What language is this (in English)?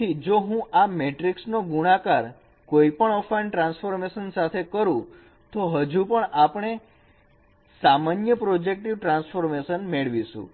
Gujarati